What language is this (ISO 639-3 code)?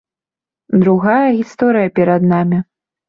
bel